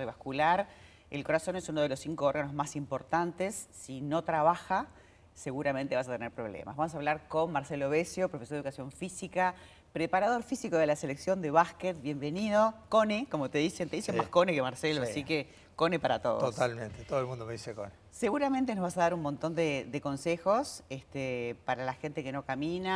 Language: Spanish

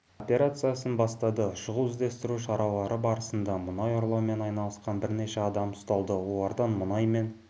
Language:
Kazakh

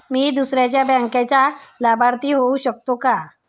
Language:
Marathi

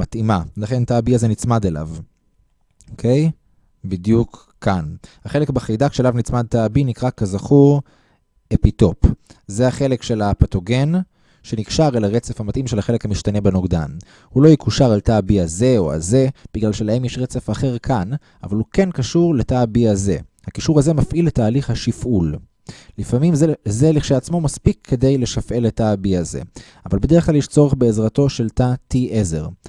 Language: Hebrew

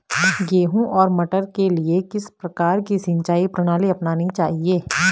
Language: Hindi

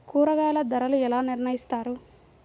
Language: Telugu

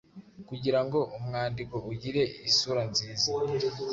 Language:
Kinyarwanda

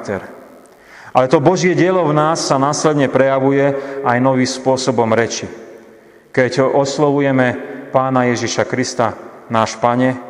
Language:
Slovak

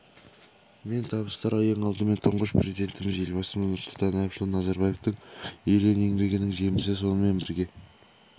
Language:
Kazakh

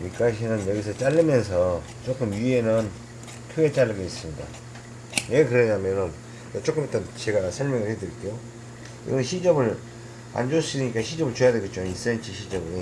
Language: Korean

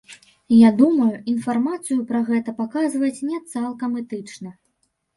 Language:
Belarusian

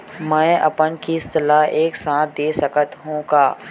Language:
Chhattisgarhi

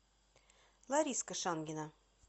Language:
Russian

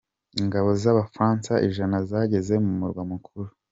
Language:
Kinyarwanda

